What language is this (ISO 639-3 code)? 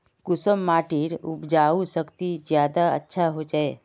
mag